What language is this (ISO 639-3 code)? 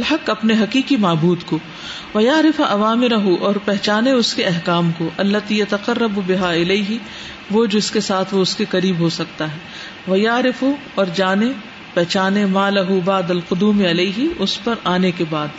urd